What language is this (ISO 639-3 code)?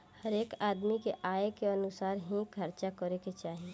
bho